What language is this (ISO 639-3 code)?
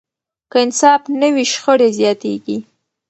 pus